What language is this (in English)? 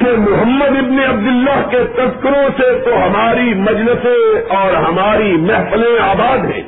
Urdu